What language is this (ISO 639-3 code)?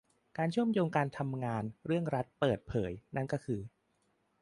tha